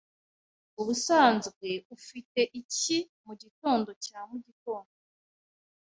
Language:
Kinyarwanda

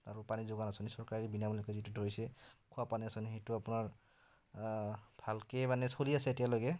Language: Assamese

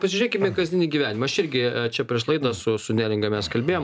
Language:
Lithuanian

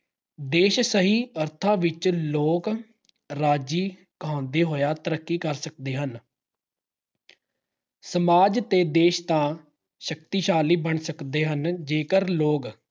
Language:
Punjabi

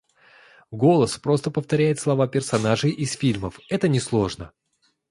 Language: Russian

